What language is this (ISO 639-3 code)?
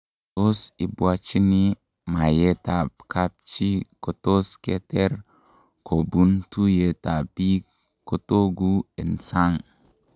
kln